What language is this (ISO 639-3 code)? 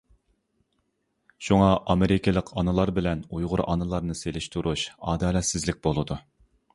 uig